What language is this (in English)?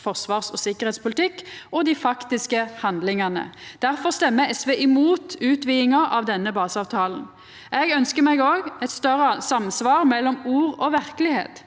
Norwegian